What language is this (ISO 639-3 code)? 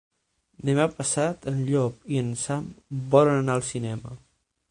cat